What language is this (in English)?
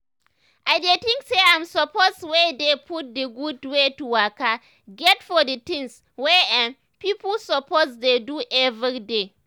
Nigerian Pidgin